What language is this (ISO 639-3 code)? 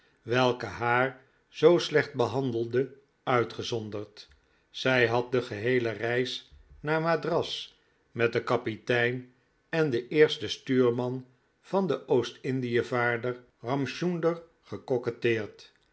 nld